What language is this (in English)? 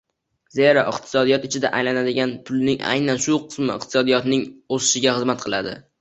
Uzbek